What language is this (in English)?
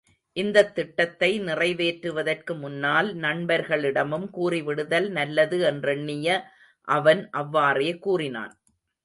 Tamil